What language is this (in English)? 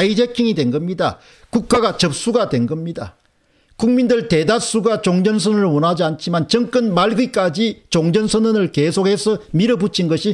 Korean